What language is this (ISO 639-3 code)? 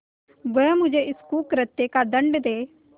hin